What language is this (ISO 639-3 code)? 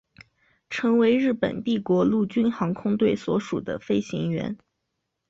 zho